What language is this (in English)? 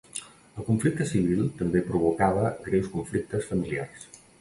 Catalan